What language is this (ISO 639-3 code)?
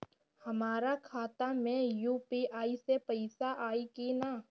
bho